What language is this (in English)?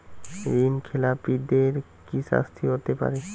Bangla